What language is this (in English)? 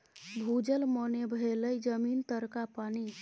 Maithili